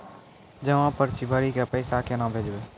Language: Maithili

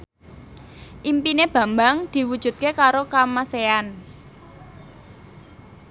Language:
Javanese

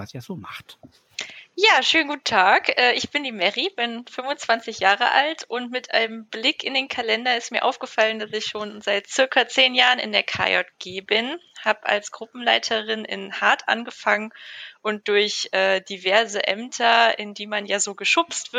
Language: German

